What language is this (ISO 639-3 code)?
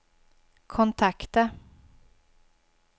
swe